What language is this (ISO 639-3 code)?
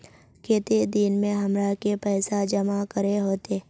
mag